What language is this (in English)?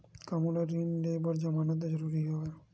Chhattisgarhi